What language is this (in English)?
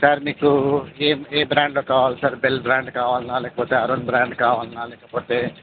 Telugu